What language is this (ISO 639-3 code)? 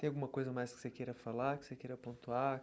por